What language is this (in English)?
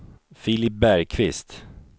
Swedish